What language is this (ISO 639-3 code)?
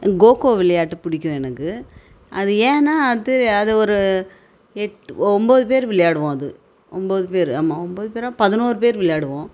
tam